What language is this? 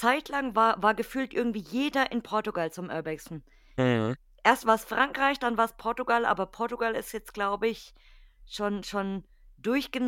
German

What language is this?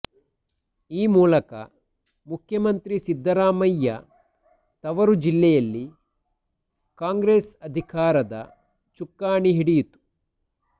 Kannada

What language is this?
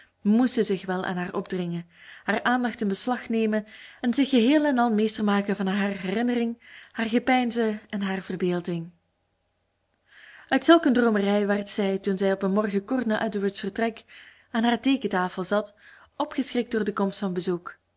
Dutch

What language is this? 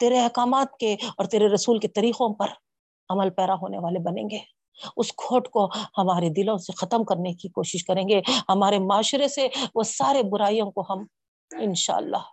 Urdu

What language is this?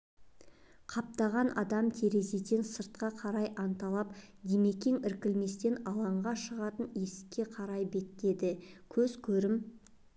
Kazakh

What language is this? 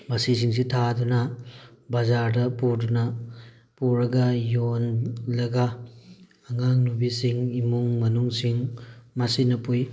Manipuri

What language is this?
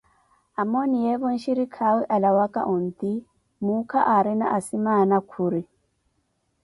Koti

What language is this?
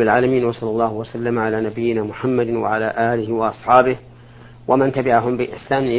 Arabic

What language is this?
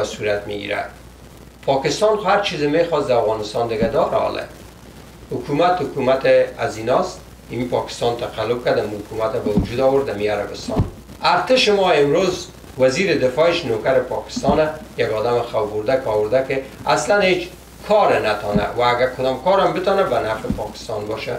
Persian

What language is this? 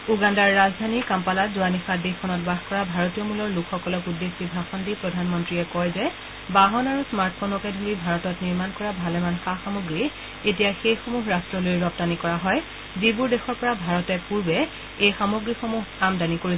Assamese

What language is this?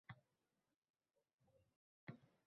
Uzbek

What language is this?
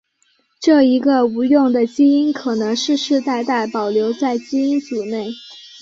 Chinese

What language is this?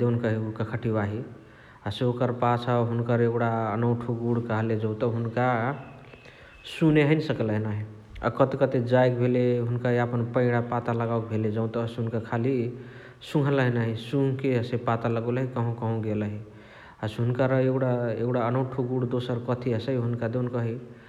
Chitwania Tharu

